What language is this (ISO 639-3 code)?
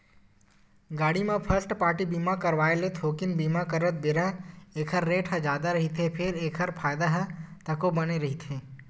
hne